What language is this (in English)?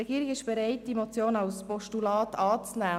Swiss German